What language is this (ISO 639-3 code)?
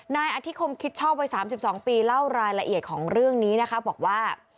tha